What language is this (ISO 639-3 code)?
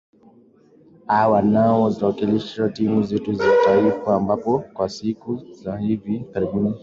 swa